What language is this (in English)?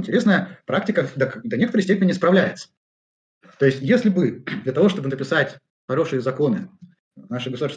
Russian